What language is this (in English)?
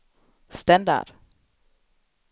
Danish